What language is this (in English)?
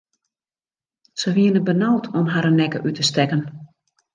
Western Frisian